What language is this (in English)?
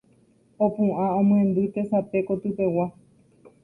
Guarani